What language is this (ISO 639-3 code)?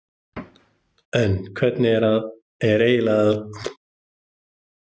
isl